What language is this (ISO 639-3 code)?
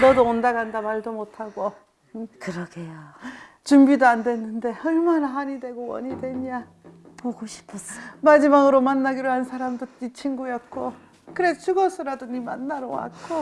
kor